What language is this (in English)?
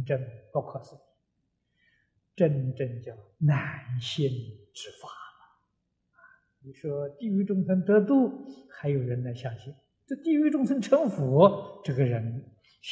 Chinese